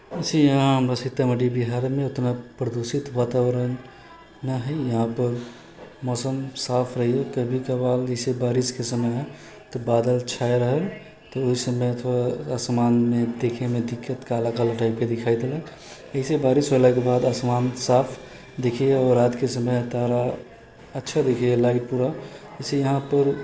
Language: Maithili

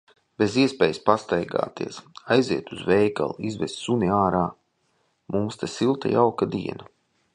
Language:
Latvian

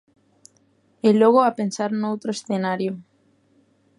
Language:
Galician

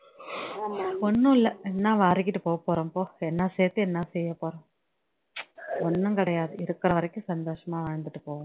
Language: Tamil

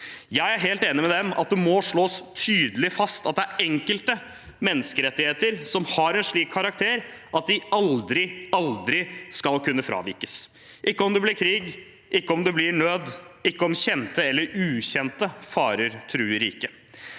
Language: Norwegian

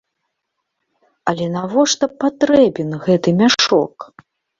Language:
Belarusian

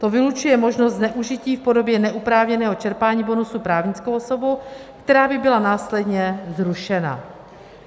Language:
Czech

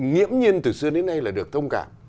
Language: Vietnamese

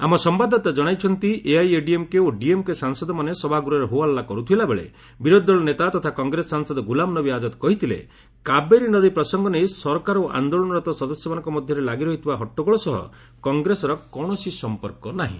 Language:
Odia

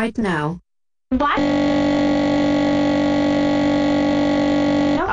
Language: English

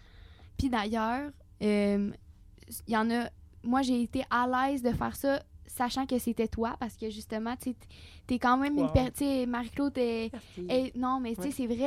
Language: French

